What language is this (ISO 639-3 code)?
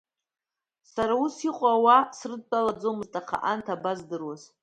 abk